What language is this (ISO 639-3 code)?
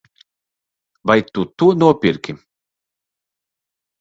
lav